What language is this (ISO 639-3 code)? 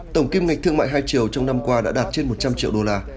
vie